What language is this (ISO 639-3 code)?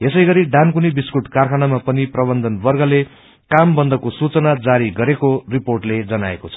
nep